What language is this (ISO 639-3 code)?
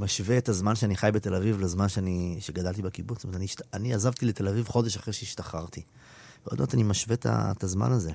heb